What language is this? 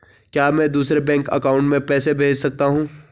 Hindi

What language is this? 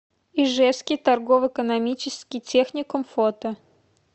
Russian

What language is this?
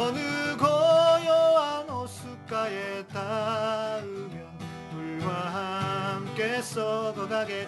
Korean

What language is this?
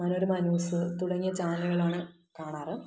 Malayalam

